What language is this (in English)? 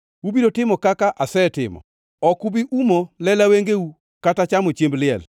Luo (Kenya and Tanzania)